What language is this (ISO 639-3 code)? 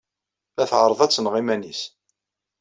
kab